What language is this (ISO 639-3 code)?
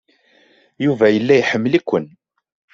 kab